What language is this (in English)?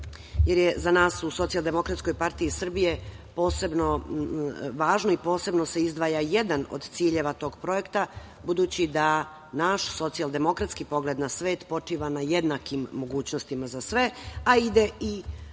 Serbian